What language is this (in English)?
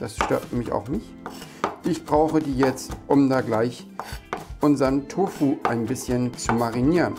German